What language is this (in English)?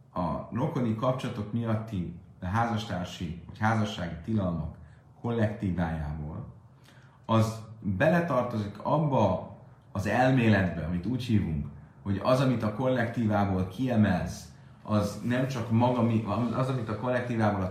Hungarian